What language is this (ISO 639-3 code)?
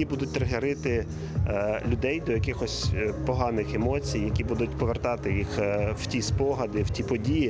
ukr